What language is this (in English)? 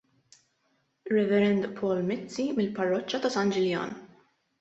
Maltese